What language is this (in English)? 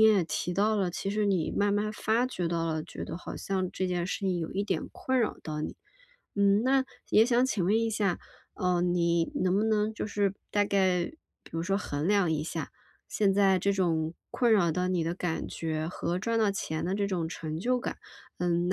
Chinese